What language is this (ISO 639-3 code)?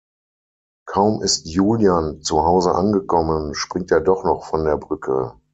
deu